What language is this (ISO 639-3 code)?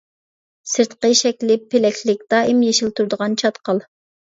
uig